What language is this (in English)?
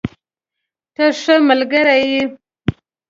Pashto